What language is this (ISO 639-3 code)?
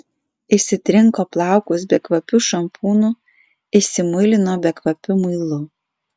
lit